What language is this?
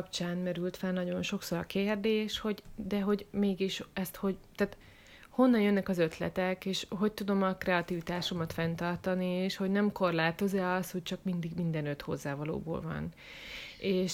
Hungarian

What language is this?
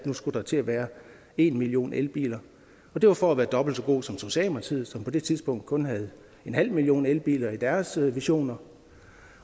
Danish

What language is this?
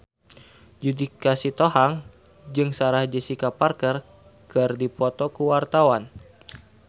Sundanese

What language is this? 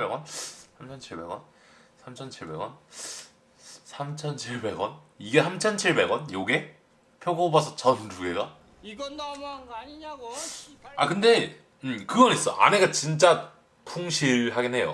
Korean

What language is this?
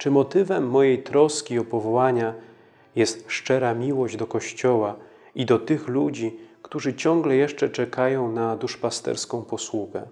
Polish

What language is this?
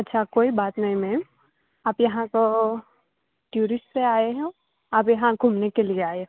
Gujarati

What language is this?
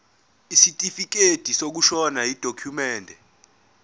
Zulu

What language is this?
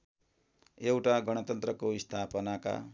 Nepali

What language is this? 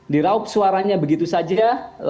Indonesian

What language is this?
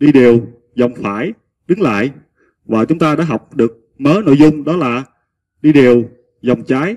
Vietnamese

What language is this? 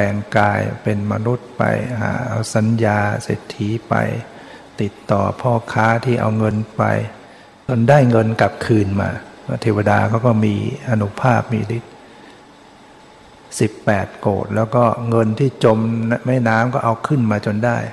Thai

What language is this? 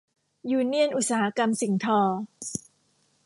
Thai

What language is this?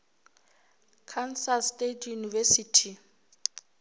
Northern Sotho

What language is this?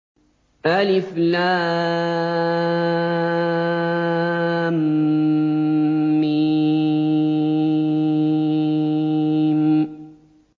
Arabic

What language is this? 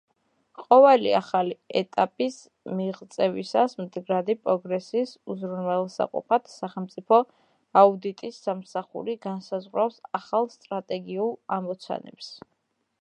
Georgian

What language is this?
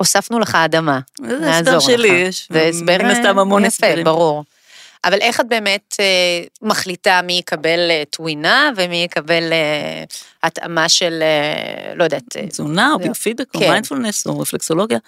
Hebrew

